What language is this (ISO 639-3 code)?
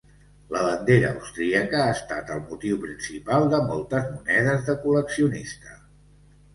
cat